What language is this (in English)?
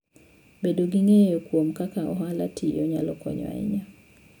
Luo (Kenya and Tanzania)